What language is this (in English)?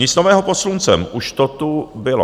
Czech